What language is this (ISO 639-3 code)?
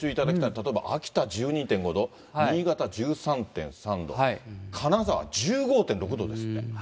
jpn